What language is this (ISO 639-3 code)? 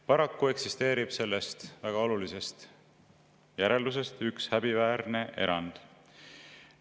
est